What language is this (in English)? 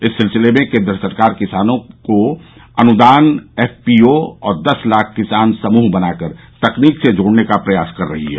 Hindi